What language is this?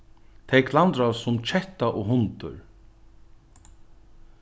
Faroese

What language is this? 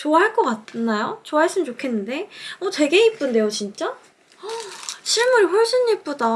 Korean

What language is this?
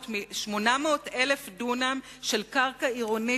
Hebrew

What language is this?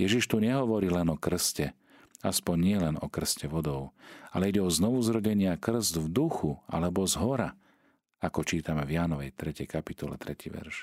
Slovak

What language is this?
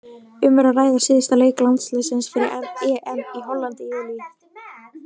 Icelandic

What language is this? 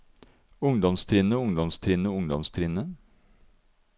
Norwegian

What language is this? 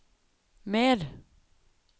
Norwegian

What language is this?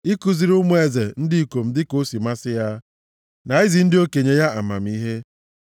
Igbo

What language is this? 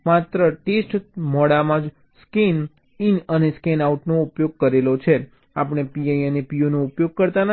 Gujarati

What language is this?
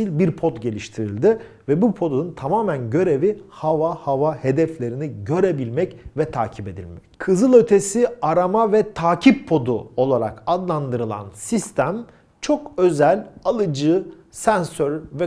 Turkish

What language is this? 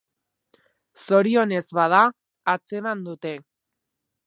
Basque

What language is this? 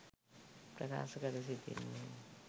Sinhala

